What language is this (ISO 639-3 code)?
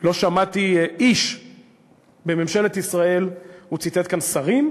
heb